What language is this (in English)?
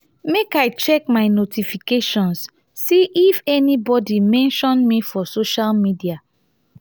Nigerian Pidgin